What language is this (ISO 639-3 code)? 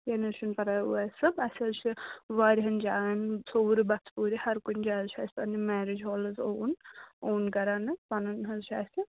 kas